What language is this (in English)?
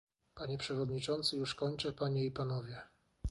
Polish